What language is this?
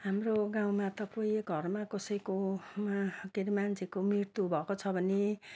Nepali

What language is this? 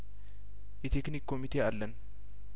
Amharic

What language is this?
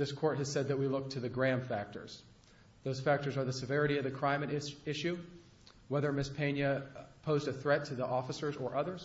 English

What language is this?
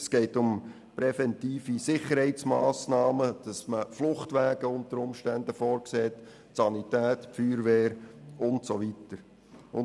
Swiss German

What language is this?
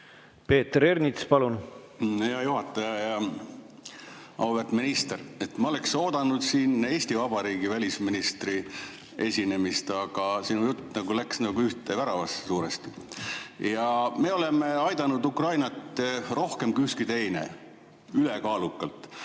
Estonian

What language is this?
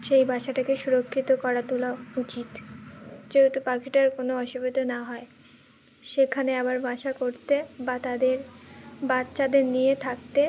Bangla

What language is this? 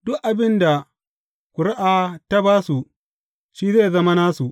Hausa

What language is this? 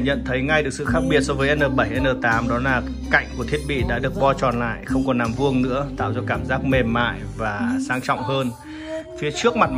Vietnamese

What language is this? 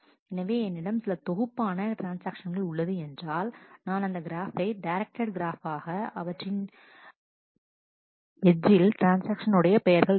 Tamil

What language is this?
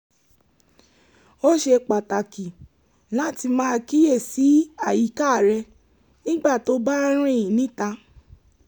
Yoruba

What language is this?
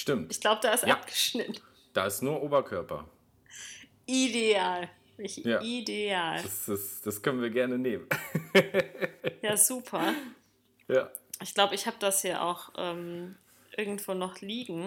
German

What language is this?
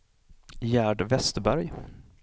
Swedish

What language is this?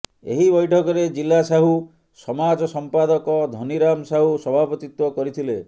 Odia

